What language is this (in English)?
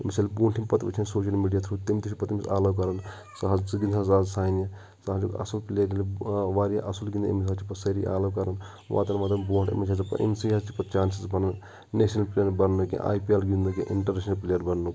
Kashmiri